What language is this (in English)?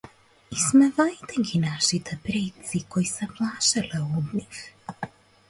Macedonian